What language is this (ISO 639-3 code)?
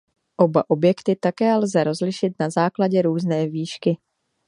ces